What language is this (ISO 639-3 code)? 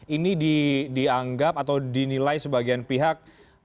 ind